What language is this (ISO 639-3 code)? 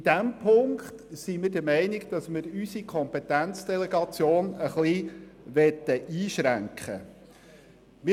gsw